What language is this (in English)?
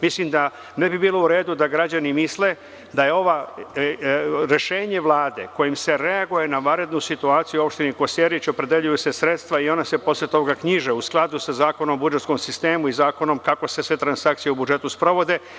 Serbian